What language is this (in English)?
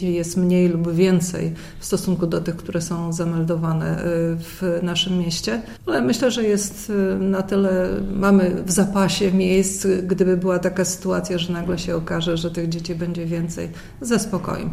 Polish